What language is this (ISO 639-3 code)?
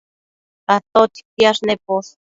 mcf